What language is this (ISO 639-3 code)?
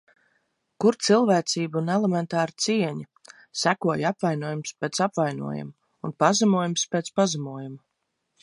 lav